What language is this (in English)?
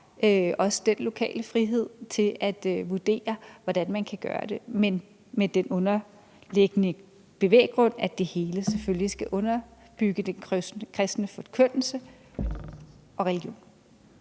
Danish